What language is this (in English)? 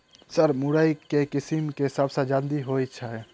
Maithili